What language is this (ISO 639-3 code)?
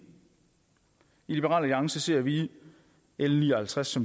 dan